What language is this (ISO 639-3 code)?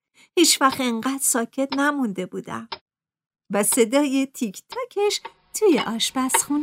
fas